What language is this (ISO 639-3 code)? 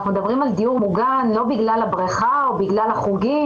heb